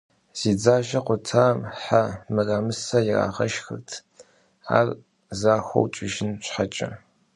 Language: Kabardian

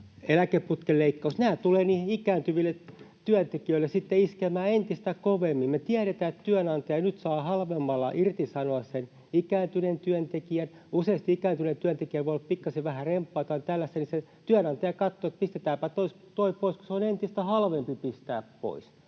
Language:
Finnish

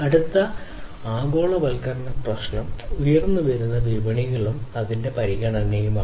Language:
Malayalam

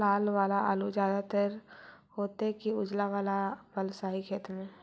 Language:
Magahi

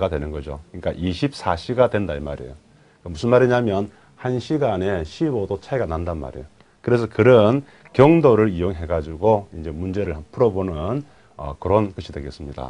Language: Korean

